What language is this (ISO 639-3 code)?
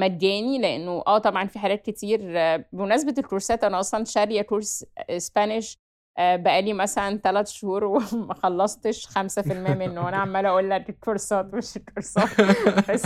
ara